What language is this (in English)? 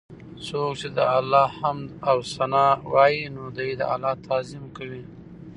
Pashto